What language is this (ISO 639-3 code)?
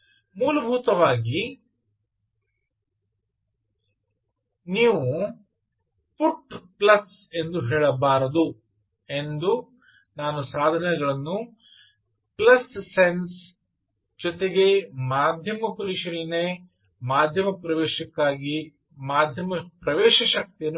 kan